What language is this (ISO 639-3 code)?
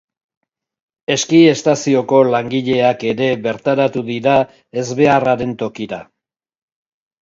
eus